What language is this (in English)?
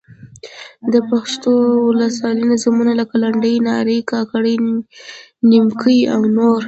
Pashto